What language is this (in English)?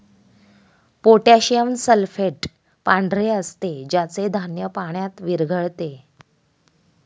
Marathi